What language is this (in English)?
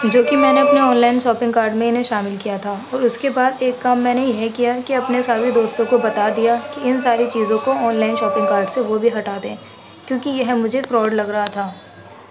Urdu